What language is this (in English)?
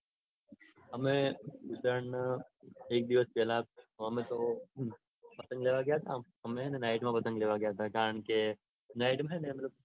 Gujarati